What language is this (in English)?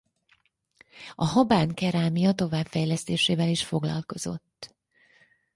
Hungarian